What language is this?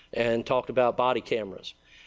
English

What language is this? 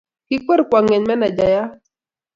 Kalenjin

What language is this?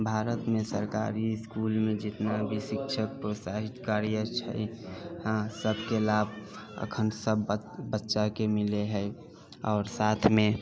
Maithili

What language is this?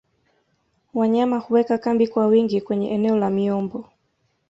Swahili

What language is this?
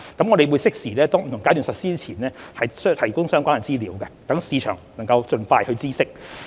Cantonese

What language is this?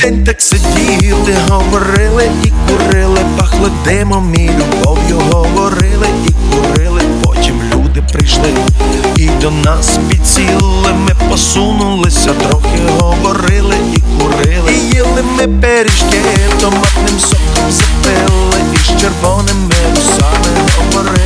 Ukrainian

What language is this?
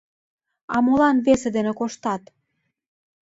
Mari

